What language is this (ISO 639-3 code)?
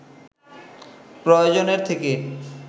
ben